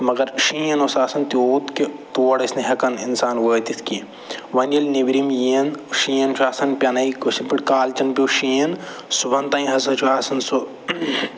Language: Kashmiri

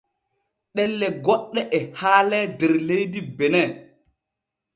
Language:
Borgu Fulfulde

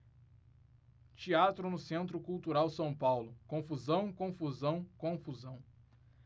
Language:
Portuguese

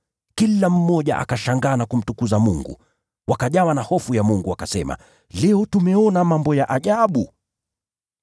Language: Swahili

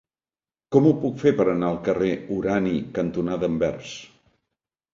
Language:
Catalan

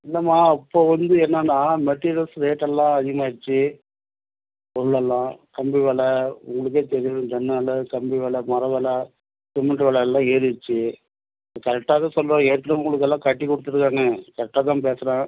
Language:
Tamil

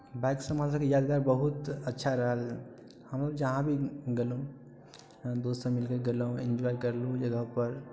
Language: Maithili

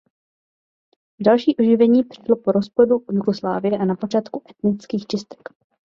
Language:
Czech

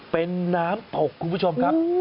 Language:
Thai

